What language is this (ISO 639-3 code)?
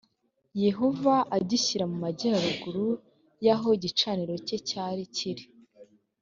kin